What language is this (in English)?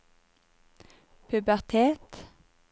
Norwegian